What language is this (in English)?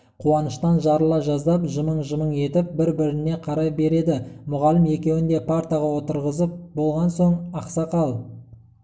Kazakh